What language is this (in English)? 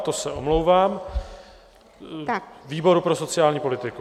Czech